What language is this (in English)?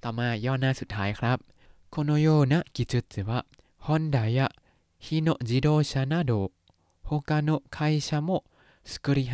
Thai